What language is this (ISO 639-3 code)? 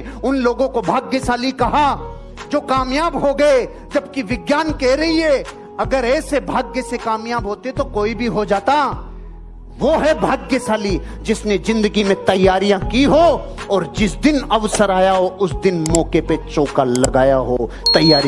hin